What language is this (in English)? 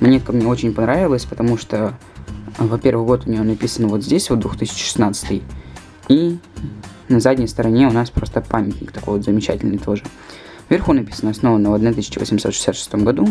Russian